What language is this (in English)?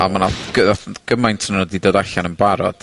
Welsh